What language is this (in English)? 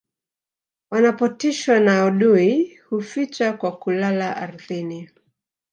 Swahili